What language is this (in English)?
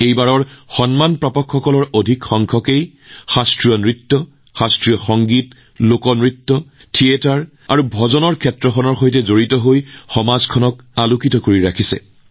Assamese